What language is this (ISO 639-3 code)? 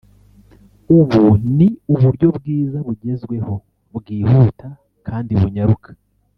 kin